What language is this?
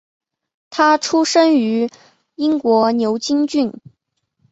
Chinese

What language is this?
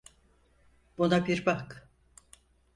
Turkish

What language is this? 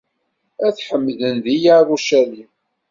Kabyle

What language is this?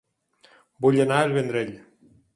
Catalan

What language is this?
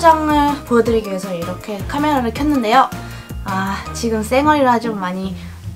Korean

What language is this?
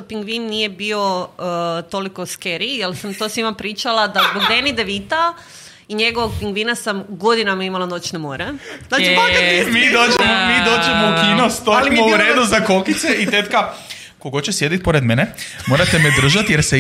Croatian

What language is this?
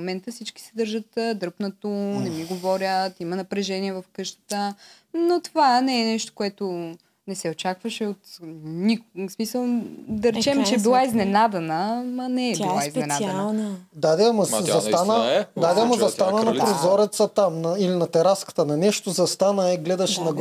Bulgarian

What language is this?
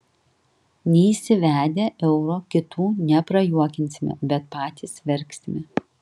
Lithuanian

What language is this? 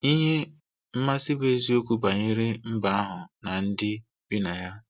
Igbo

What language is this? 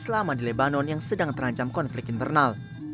Indonesian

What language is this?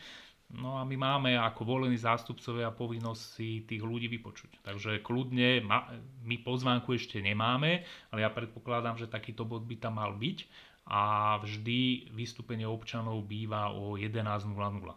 Slovak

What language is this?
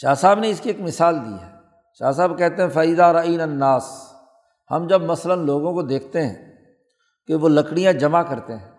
Urdu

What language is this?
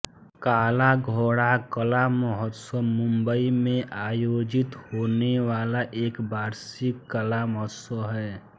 Hindi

